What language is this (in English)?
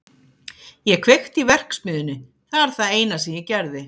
Icelandic